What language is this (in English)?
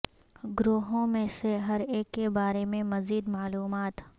Urdu